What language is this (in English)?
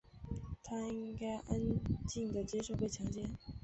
Chinese